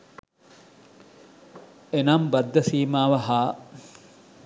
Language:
Sinhala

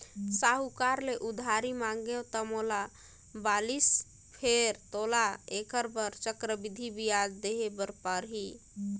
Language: Chhattisgarhi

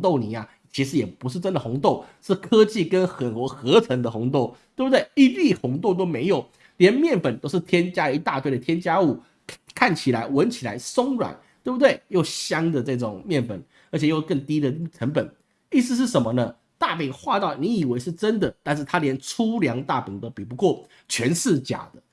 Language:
Chinese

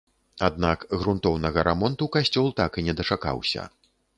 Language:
Belarusian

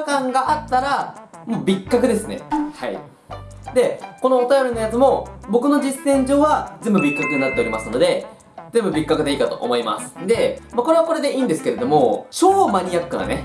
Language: Japanese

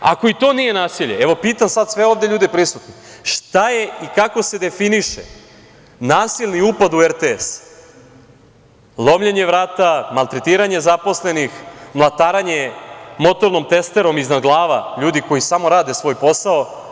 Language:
Serbian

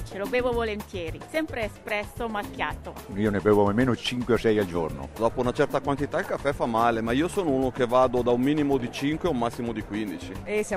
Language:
Italian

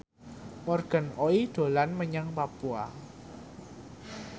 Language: Javanese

